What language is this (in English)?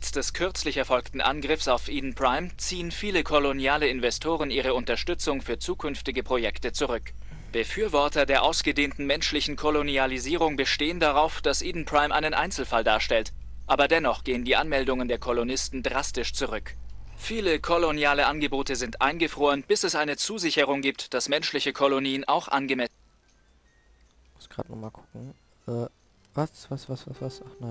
German